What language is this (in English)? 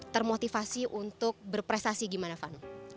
Indonesian